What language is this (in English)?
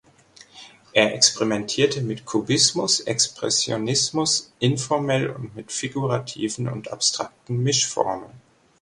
German